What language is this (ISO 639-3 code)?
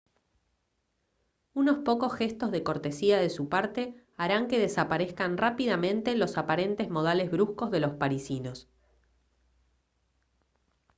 spa